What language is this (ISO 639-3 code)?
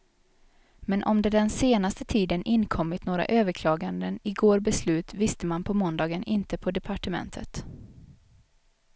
swe